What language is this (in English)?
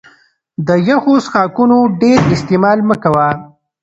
Pashto